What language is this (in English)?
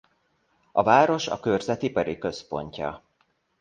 Hungarian